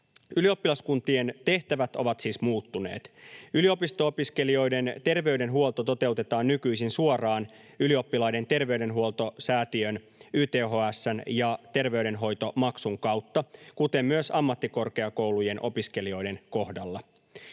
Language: Finnish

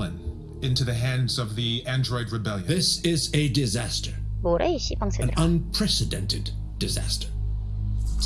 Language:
Korean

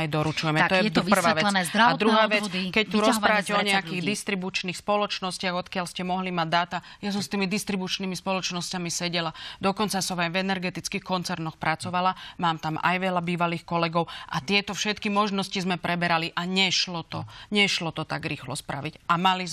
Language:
Slovak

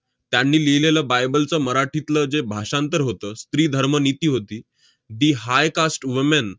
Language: Marathi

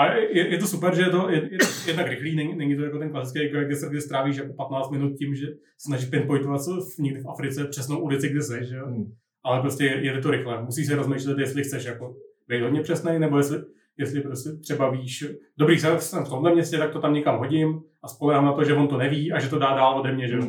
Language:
Czech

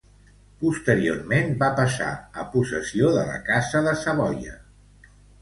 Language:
Catalan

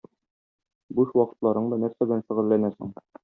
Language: Tatar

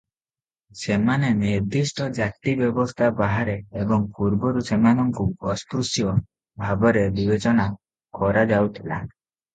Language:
Odia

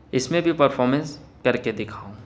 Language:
Urdu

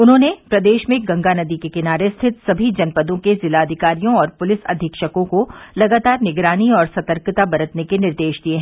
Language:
Hindi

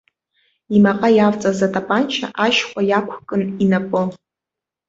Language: Abkhazian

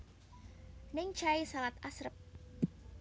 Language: Javanese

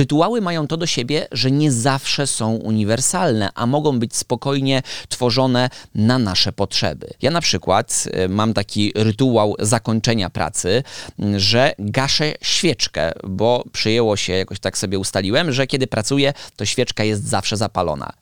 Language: Polish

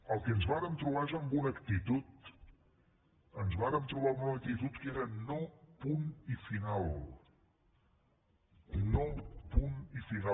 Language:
Catalan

